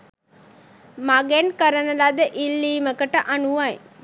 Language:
Sinhala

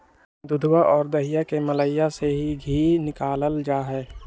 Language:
Magahi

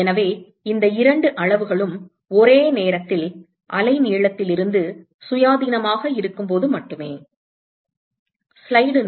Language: Tamil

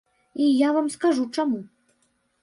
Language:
Belarusian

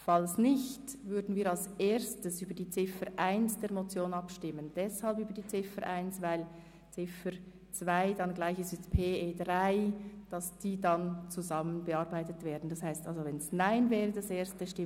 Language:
Swiss German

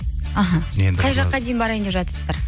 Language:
Kazakh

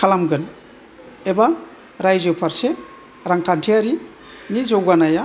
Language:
Bodo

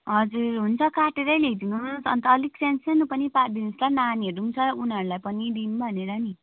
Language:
Nepali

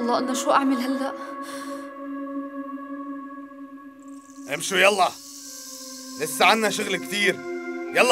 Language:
Arabic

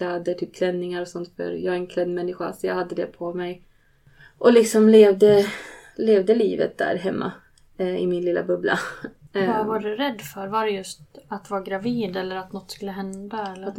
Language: Swedish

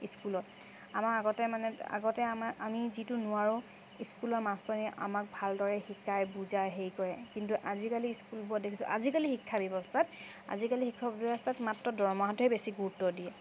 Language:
Assamese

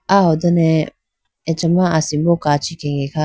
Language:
Idu-Mishmi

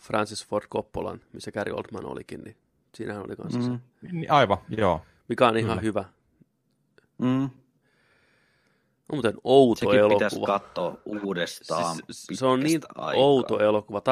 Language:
Finnish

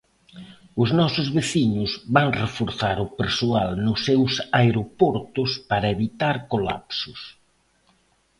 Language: Galician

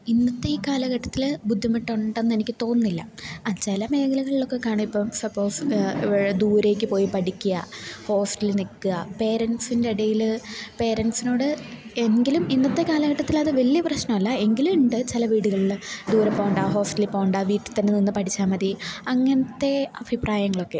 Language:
Malayalam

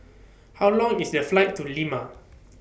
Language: English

